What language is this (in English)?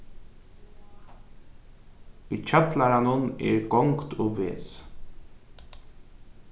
Faroese